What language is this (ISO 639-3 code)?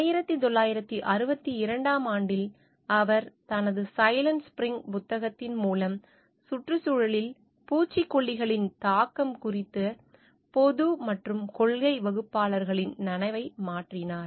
tam